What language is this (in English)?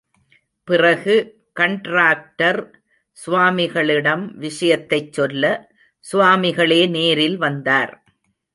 Tamil